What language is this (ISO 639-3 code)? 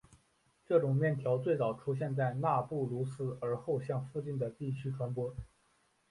zho